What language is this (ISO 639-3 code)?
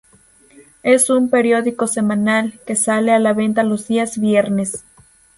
spa